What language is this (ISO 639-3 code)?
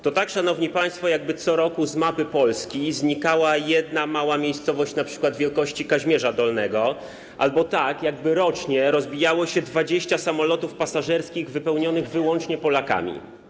pol